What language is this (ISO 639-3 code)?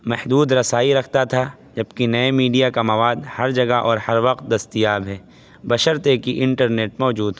urd